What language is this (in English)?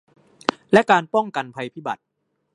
Thai